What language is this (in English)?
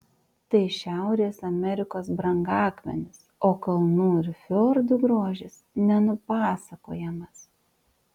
Lithuanian